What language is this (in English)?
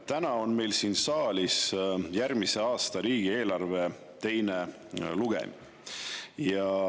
Estonian